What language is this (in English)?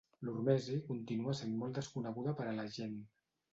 Catalan